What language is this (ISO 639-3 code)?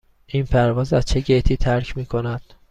fas